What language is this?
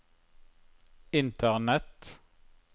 Norwegian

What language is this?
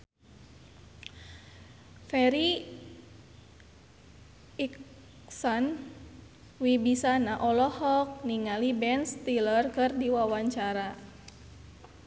Sundanese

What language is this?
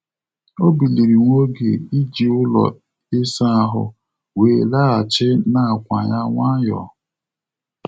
Igbo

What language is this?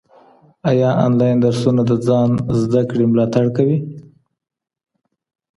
Pashto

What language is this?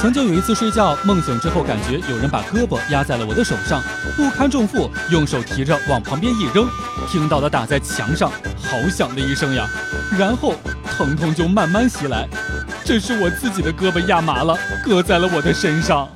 Chinese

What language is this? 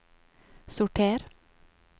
Norwegian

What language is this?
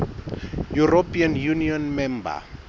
Southern Sotho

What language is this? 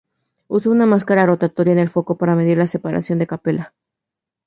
Spanish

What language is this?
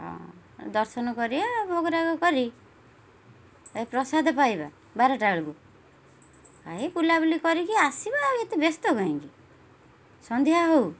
Odia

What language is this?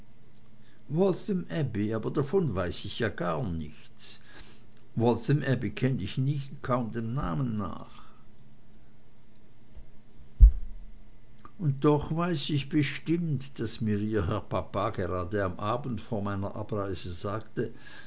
German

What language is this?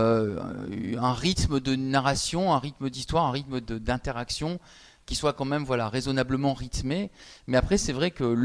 French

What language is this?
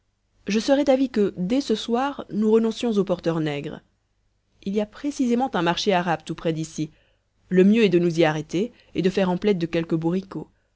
French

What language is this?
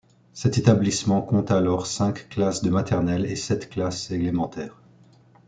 French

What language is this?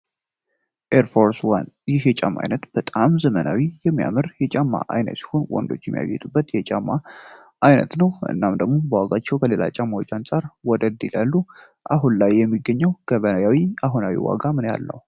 Amharic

